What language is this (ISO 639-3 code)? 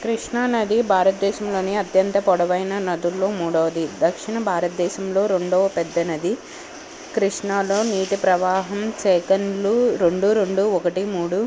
tel